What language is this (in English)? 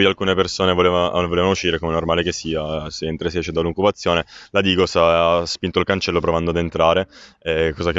Italian